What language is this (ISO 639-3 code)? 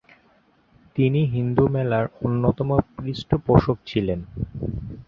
ben